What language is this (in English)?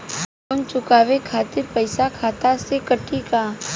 Bhojpuri